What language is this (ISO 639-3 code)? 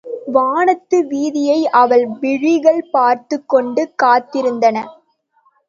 tam